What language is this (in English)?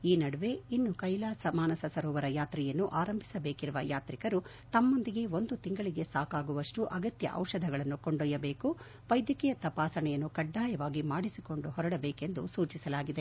Kannada